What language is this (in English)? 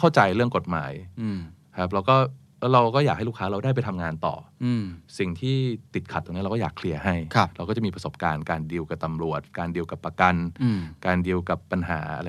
Thai